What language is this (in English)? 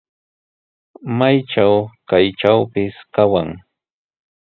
Sihuas Ancash Quechua